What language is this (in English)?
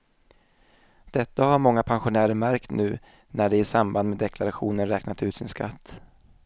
Swedish